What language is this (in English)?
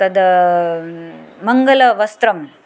Sanskrit